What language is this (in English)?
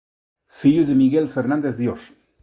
Galician